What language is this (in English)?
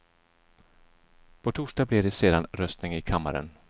Swedish